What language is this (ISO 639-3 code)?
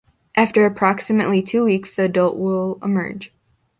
eng